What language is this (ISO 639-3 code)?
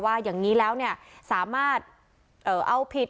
tha